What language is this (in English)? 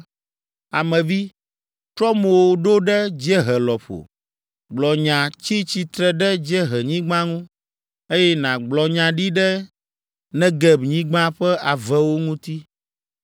Ewe